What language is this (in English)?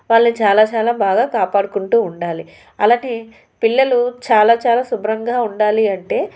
Telugu